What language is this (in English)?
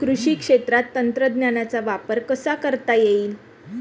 Marathi